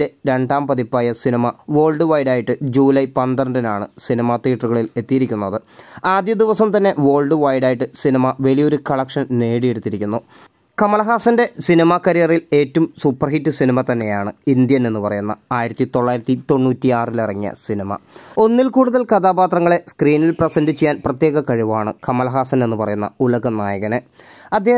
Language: Malayalam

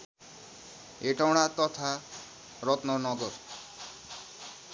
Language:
Nepali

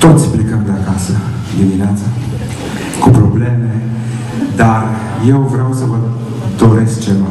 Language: Romanian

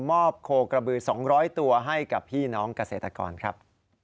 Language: Thai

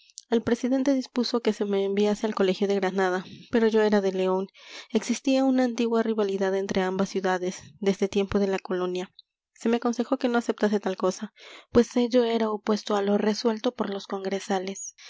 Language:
Spanish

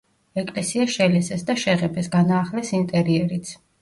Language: Georgian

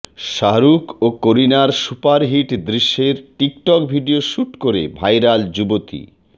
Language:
Bangla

